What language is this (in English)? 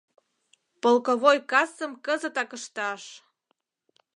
Mari